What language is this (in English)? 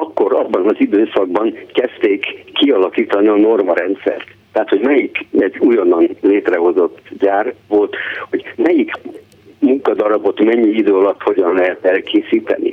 Hungarian